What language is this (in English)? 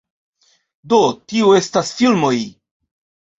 Esperanto